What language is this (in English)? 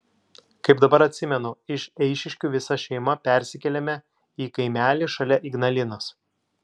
Lithuanian